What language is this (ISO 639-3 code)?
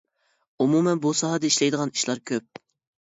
uig